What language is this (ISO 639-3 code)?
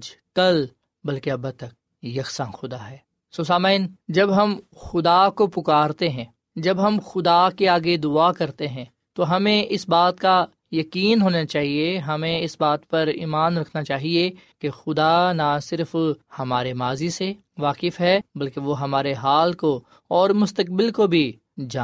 urd